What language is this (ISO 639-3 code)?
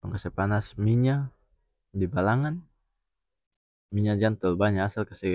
max